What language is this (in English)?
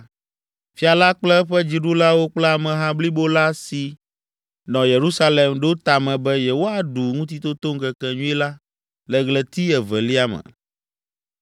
Ewe